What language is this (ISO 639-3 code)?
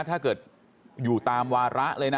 tha